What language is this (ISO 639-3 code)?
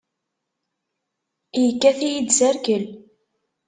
kab